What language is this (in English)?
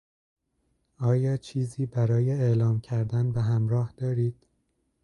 Persian